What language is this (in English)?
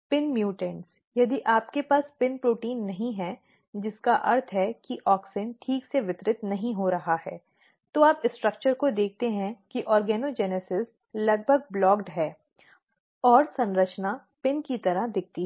Hindi